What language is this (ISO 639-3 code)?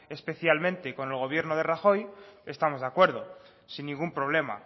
spa